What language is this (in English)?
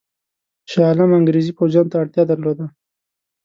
Pashto